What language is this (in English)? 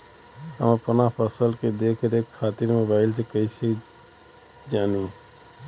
Bhojpuri